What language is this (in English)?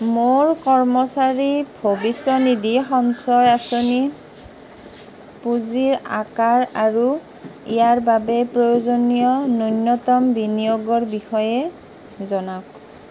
Assamese